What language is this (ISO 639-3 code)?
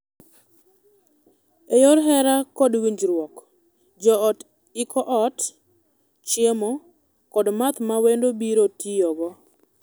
luo